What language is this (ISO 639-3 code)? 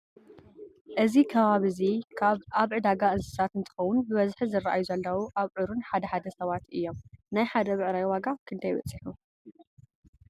tir